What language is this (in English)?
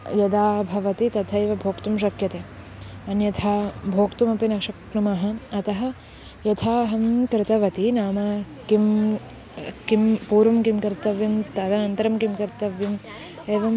Sanskrit